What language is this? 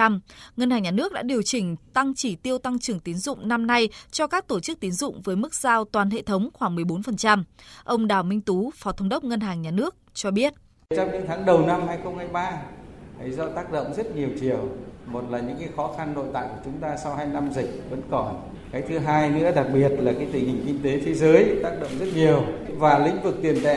Vietnamese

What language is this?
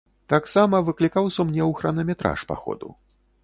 Belarusian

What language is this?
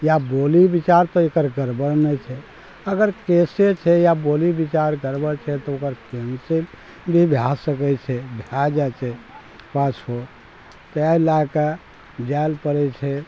Maithili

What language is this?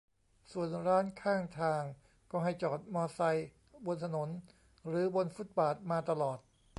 Thai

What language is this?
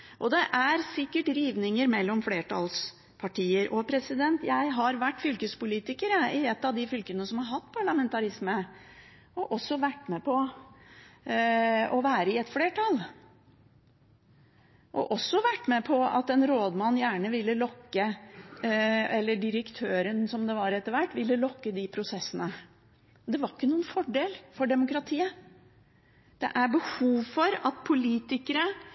Norwegian Bokmål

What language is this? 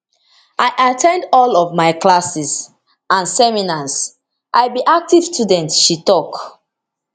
Nigerian Pidgin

